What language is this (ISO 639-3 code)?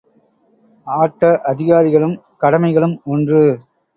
tam